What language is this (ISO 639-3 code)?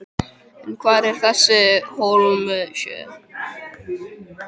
isl